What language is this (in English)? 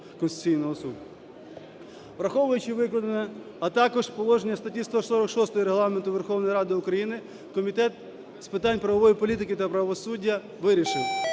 Ukrainian